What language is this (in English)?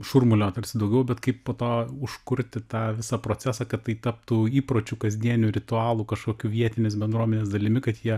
Lithuanian